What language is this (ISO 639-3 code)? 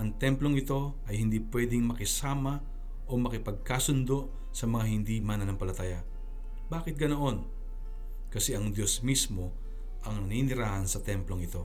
fil